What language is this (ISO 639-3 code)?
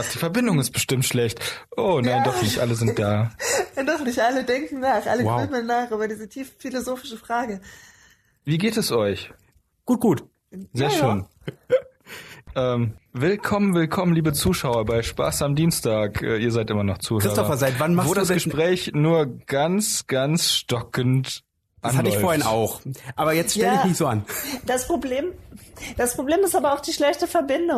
deu